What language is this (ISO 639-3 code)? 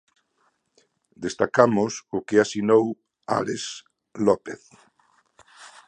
glg